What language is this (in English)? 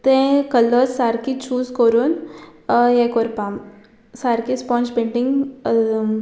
Konkani